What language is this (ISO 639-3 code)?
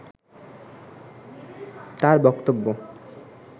ben